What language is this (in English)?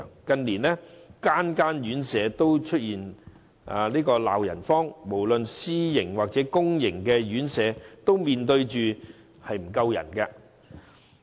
Cantonese